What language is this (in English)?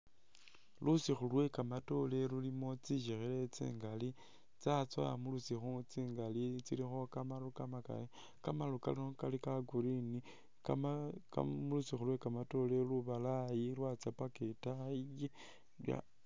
Masaaba